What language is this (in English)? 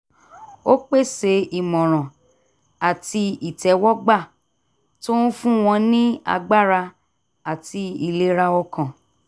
Yoruba